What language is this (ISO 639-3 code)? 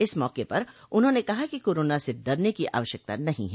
hin